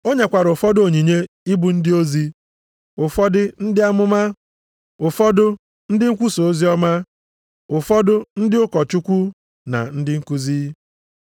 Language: Igbo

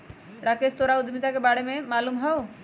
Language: Magahi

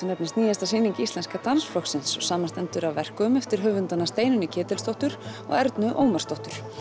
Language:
Icelandic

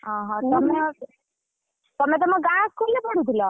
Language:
Odia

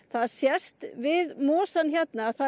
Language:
Icelandic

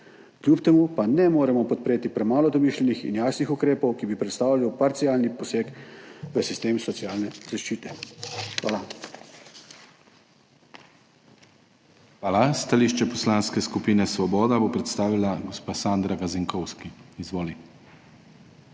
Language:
Slovenian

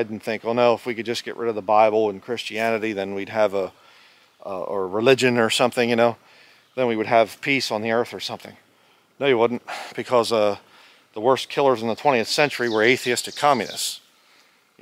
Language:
English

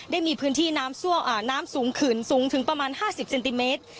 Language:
Thai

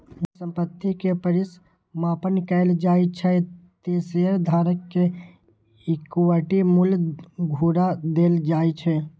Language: Maithili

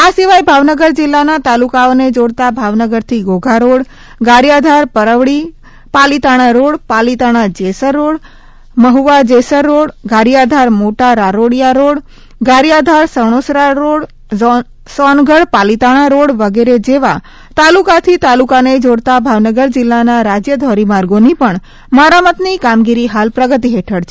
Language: Gujarati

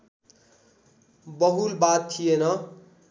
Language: Nepali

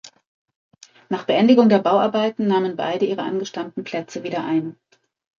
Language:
German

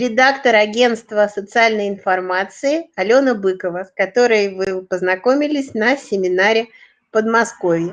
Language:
Russian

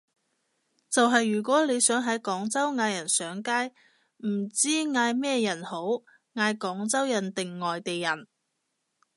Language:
Cantonese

